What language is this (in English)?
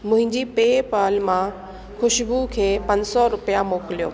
Sindhi